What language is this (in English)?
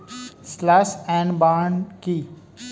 Bangla